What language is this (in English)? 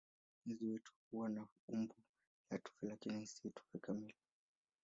Swahili